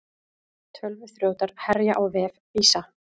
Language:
Icelandic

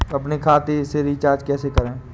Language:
Hindi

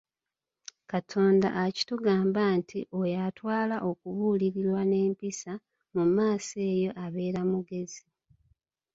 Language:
Ganda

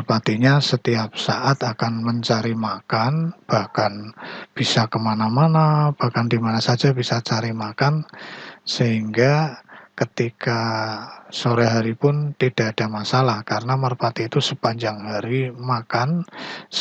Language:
Indonesian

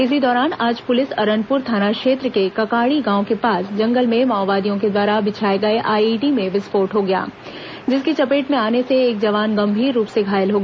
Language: Hindi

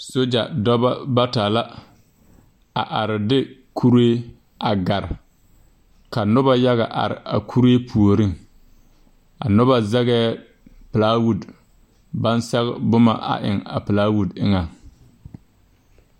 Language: Southern Dagaare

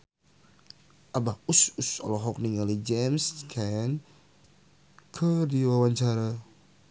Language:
Sundanese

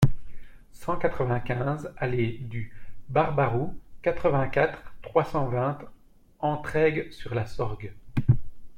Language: French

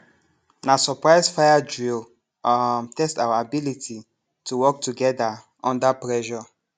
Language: Nigerian Pidgin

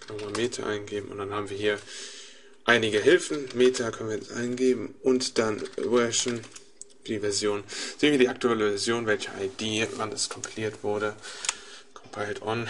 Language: German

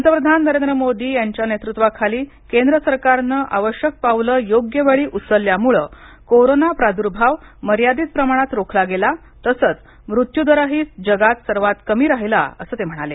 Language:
Marathi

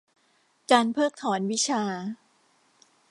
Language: Thai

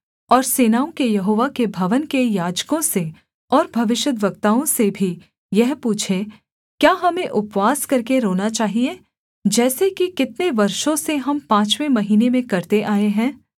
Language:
Hindi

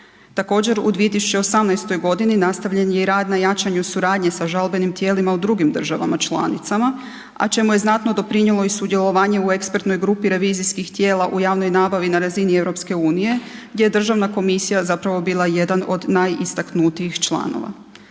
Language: Croatian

